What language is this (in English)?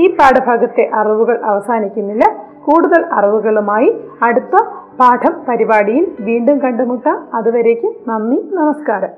Malayalam